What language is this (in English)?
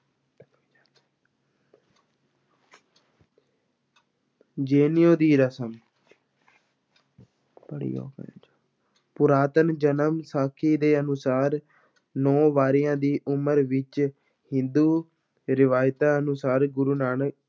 Punjabi